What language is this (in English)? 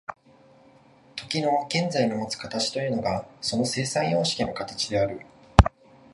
Japanese